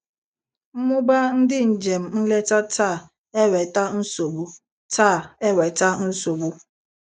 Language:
Igbo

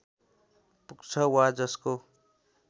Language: Nepali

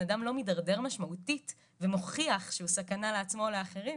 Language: Hebrew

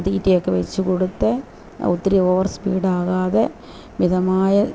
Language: Malayalam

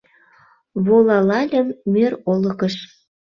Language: Mari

